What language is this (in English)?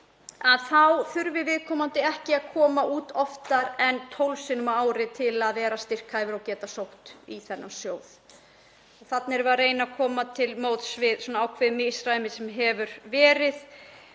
Icelandic